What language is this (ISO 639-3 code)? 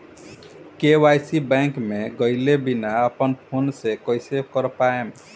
bho